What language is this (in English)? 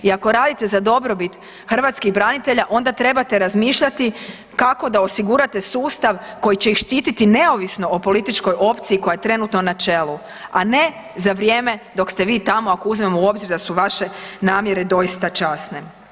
Croatian